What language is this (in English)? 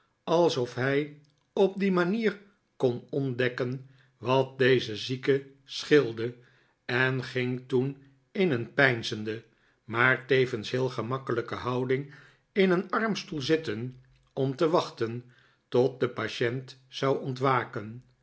Dutch